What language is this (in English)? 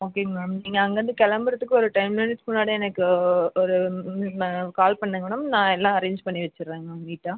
Tamil